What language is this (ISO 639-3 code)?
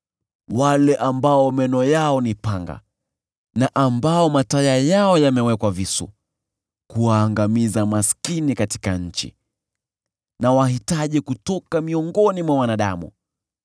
swa